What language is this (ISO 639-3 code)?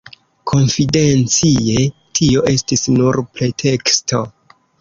epo